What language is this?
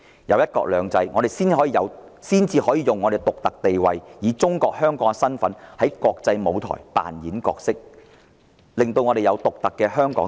Cantonese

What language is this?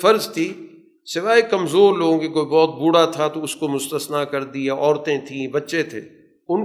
Urdu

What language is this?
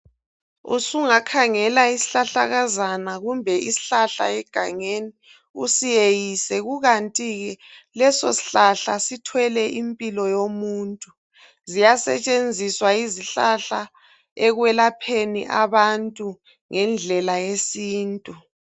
North Ndebele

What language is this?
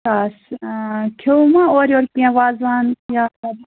Kashmiri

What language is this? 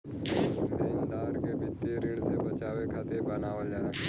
Bhojpuri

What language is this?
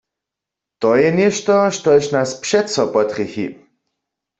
Upper Sorbian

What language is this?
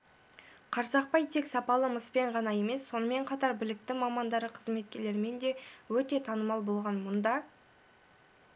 Kazakh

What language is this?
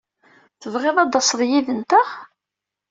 Kabyle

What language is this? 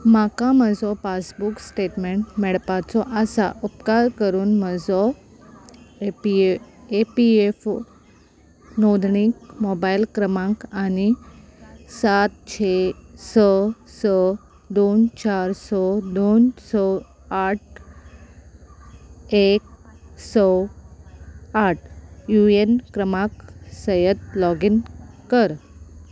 Konkani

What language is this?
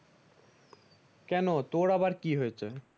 Bangla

